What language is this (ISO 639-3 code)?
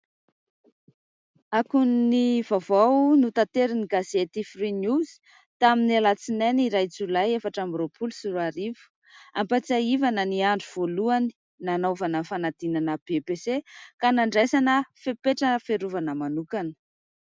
mlg